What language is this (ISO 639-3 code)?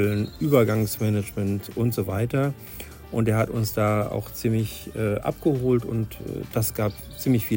deu